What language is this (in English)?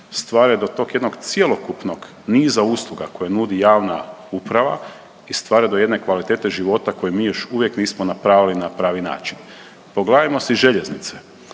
Croatian